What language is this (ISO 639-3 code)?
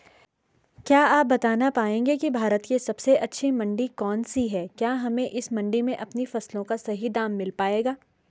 hin